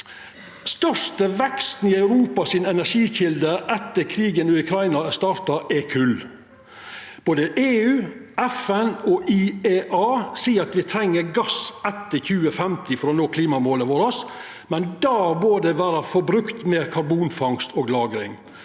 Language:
Norwegian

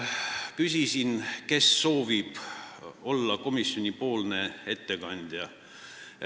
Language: Estonian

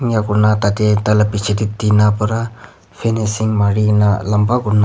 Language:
Naga Pidgin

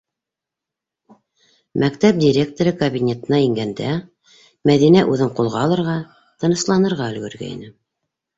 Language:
Bashkir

